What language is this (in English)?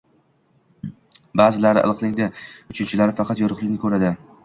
Uzbek